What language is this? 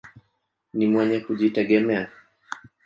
Swahili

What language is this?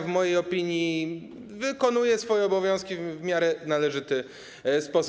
Polish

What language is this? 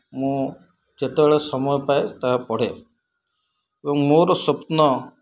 Odia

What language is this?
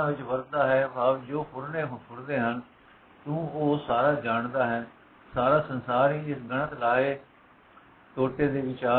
Punjabi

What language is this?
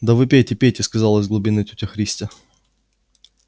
Russian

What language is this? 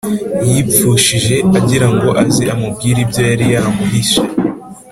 Kinyarwanda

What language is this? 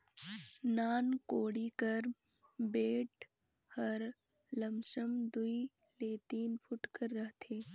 Chhattisgarhi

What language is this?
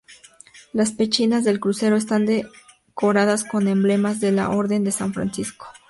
Spanish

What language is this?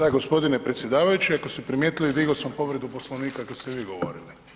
Croatian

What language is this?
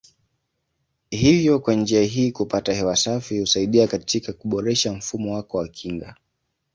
Swahili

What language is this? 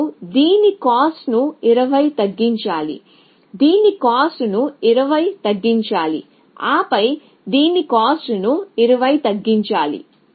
Telugu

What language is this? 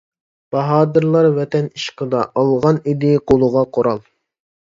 Uyghur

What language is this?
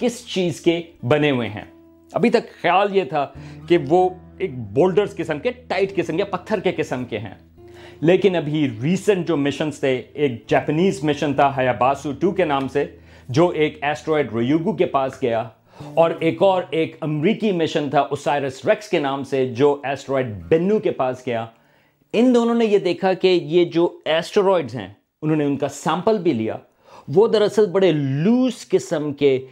Urdu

